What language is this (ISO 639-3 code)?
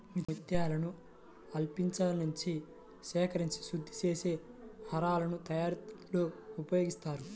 tel